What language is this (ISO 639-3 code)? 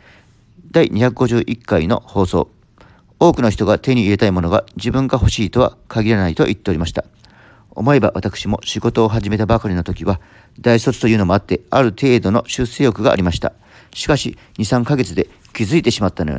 jpn